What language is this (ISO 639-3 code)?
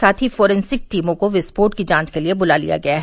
hin